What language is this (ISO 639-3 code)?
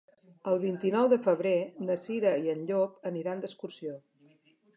cat